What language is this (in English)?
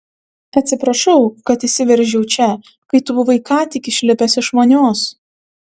Lithuanian